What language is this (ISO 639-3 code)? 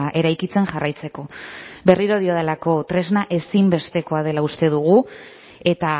eus